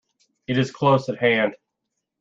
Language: English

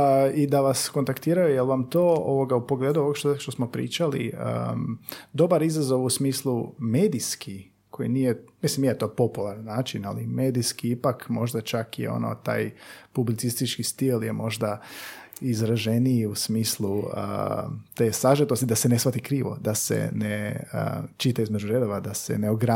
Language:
Croatian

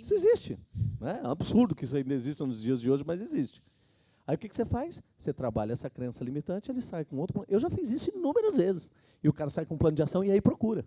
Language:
Portuguese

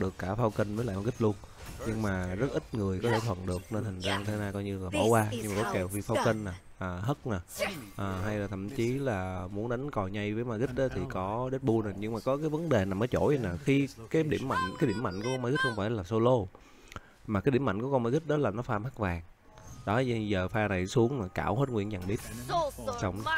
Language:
Vietnamese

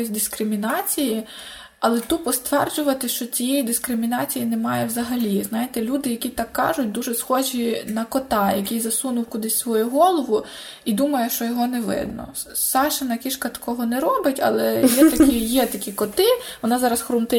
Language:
Ukrainian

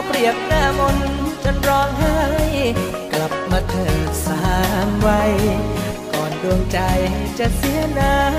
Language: Thai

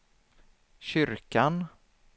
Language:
Swedish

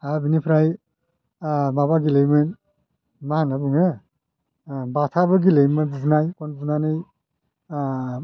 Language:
Bodo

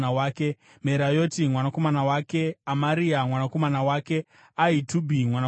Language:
Shona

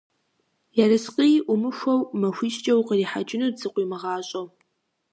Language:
Kabardian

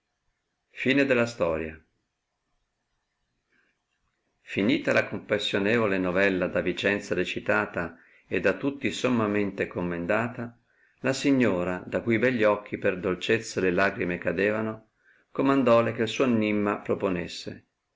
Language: Italian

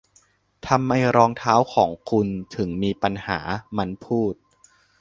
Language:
Thai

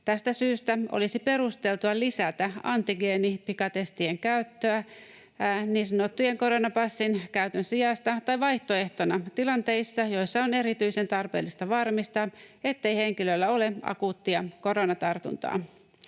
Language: Finnish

